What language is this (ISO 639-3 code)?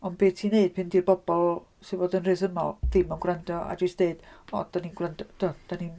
cym